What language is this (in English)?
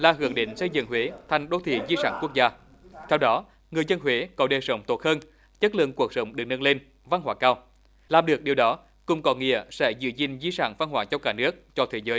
Vietnamese